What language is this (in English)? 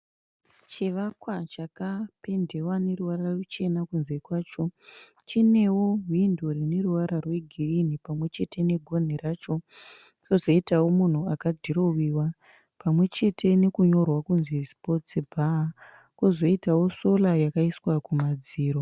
Shona